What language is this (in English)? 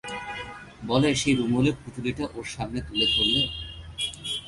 Bangla